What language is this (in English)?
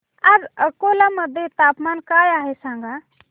Marathi